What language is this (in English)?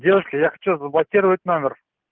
Russian